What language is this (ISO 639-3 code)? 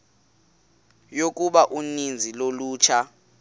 xho